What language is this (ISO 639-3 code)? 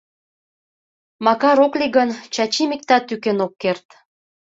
chm